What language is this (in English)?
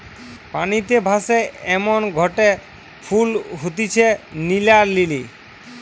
Bangla